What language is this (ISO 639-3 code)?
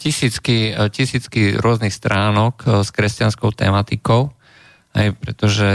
slk